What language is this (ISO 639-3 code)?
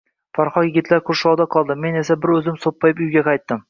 uzb